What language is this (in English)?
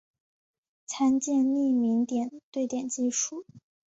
Chinese